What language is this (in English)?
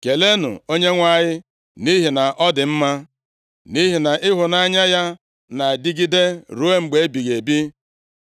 Igbo